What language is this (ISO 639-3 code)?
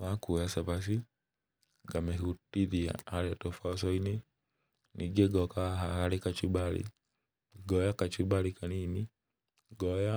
kik